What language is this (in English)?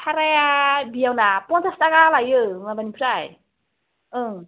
Bodo